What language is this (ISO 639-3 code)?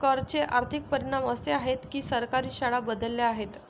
mar